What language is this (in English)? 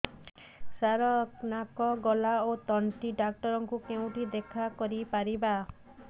Odia